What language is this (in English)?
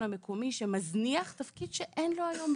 Hebrew